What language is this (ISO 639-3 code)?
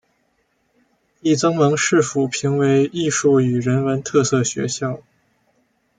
zho